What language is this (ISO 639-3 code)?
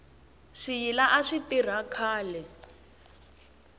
tso